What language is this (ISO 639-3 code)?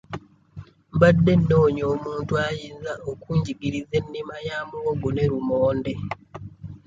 lug